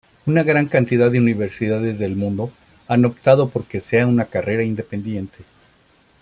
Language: Spanish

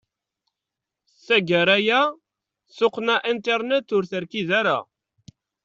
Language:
Kabyle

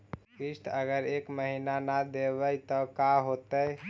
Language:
Magahi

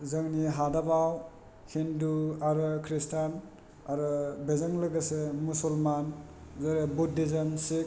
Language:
Bodo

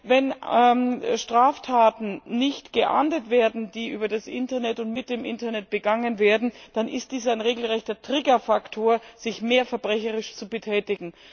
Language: German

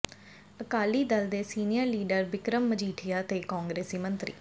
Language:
Punjabi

